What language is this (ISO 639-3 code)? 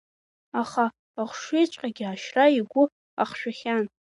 abk